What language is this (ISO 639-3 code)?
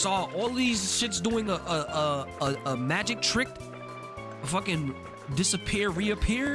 eng